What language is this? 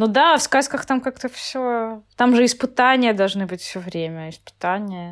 Russian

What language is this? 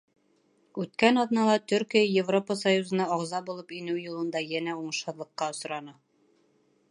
Bashkir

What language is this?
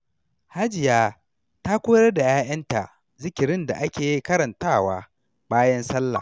Hausa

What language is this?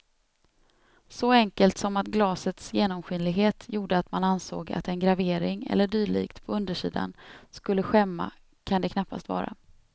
Swedish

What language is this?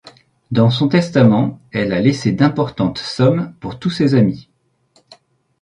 French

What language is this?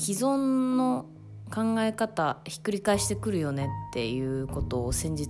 Japanese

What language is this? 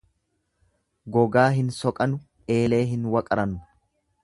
Oromo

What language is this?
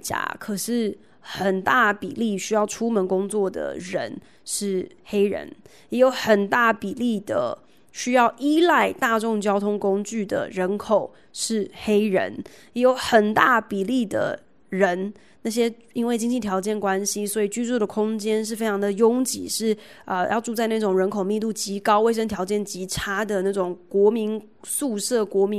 Chinese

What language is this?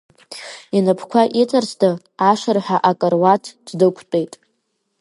Abkhazian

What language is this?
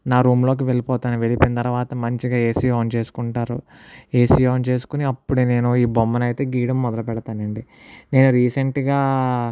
Telugu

